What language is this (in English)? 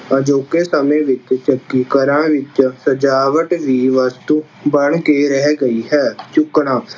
Punjabi